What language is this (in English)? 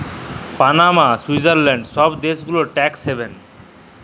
Bangla